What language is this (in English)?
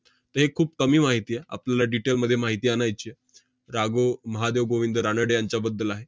Marathi